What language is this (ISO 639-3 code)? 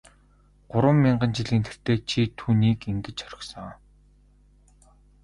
mon